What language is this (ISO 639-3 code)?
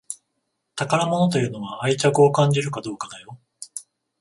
jpn